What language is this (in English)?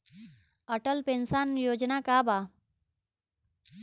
Bhojpuri